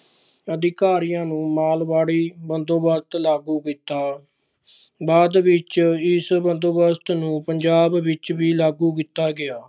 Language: Punjabi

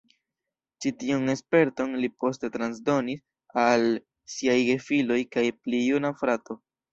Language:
Esperanto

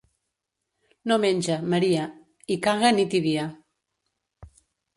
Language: Catalan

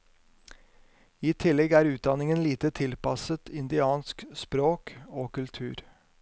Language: Norwegian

